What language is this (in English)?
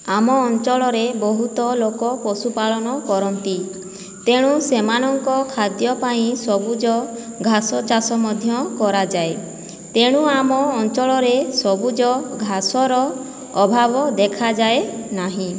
Odia